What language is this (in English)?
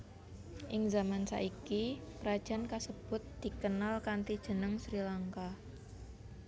Javanese